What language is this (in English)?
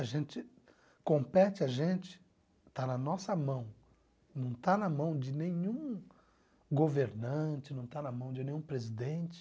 Portuguese